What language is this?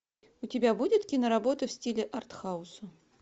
Russian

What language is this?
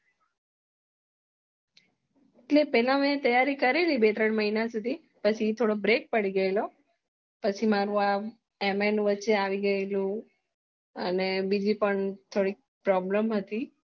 Gujarati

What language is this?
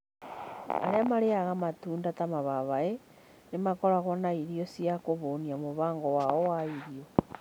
Kikuyu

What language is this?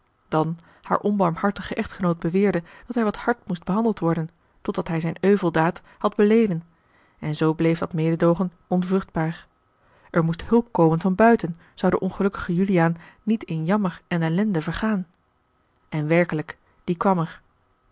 Dutch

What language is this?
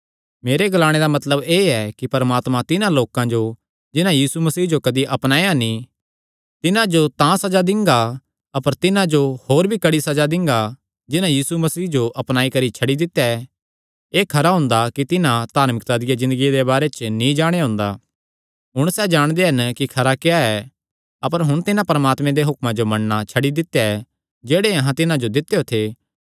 Kangri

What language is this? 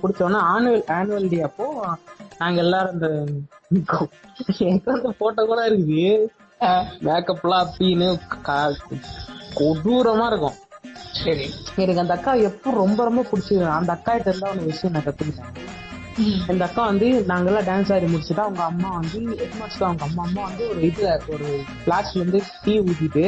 Tamil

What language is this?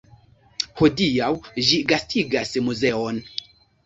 Esperanto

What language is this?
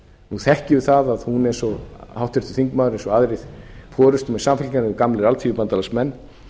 Icelandic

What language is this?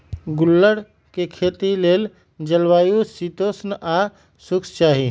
Magahi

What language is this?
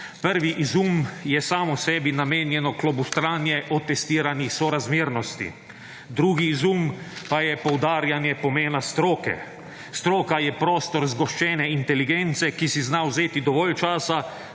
Slovenian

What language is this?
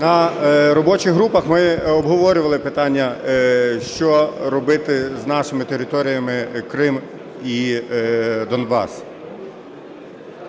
Ukrainian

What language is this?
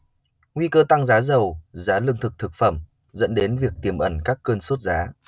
Vietnamese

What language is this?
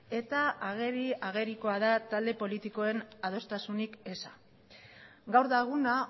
Basque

